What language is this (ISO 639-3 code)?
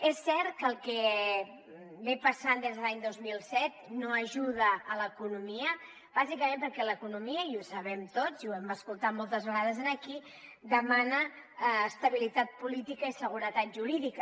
cat